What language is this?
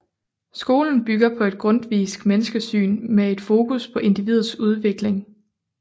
Danish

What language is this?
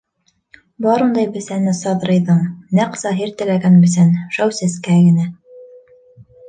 Bashkir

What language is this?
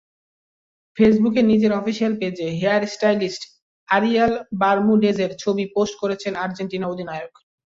Bangla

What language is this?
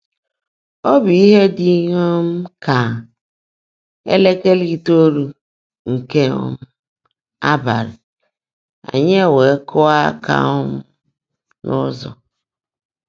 Igbo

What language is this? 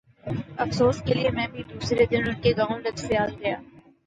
Urdu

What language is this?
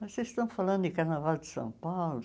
Portuguese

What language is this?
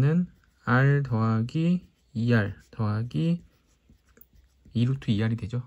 Korean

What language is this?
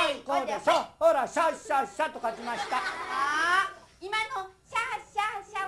Japanese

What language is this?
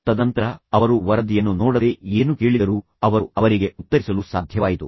Kannada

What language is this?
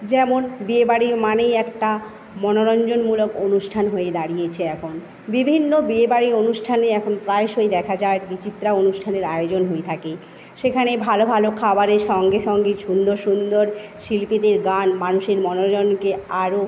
Bangla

